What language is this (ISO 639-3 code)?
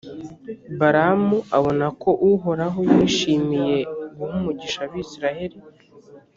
kin